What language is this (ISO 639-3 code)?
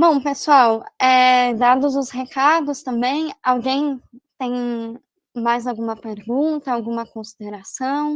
por